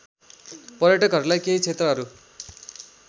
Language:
Nepali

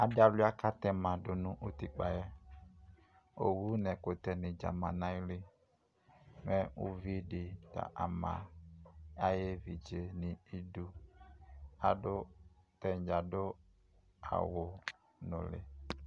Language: Ikposo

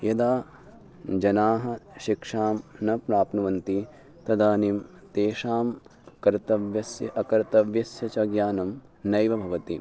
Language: Sanskrit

